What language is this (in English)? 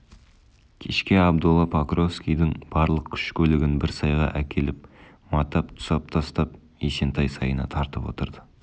Kazakh